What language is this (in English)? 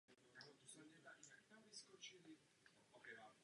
Czech